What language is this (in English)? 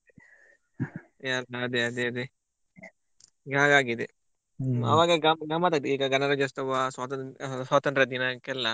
Kannada